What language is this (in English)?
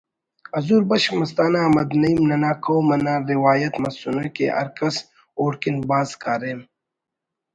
Brahui